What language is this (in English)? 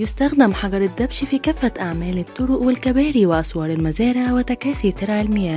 Arabic